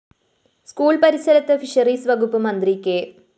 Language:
Malayalam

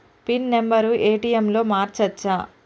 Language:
Telugu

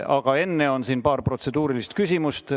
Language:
Estonian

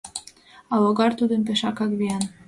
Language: Mari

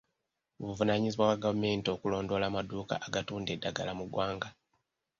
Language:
Ganda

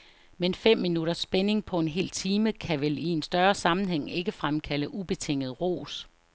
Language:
Danish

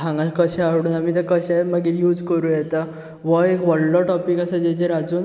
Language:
Konkani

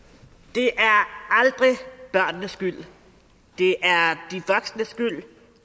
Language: Danish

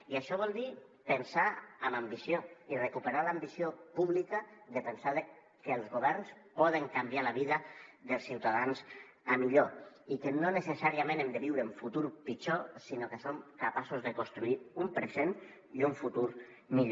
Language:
Catalan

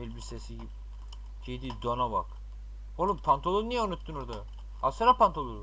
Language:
Turkish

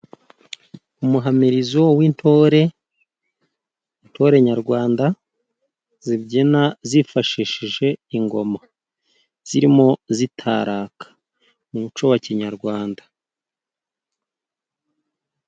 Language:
Kinyarwanda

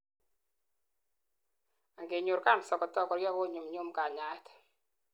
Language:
Kalenjin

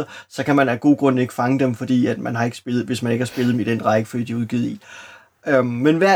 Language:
Danish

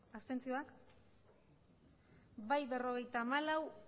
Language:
Basque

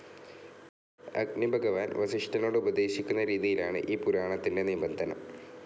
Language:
Malayalam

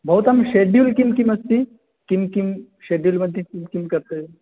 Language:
Sanskrit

